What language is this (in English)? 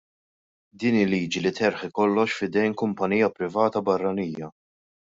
Maltese